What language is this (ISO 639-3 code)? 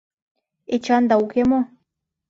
chm